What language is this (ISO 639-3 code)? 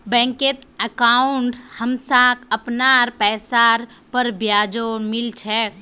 mag